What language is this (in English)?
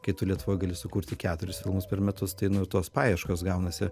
Lithuanian